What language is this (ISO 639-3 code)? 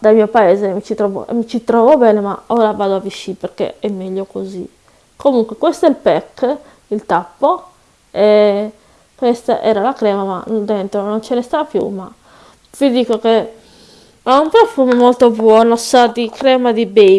ita